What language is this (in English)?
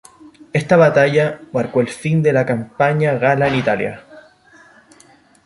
Spanish